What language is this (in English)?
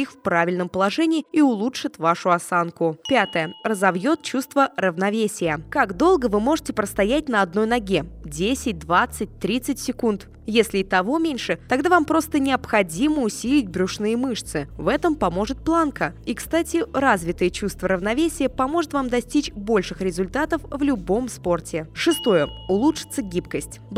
Russian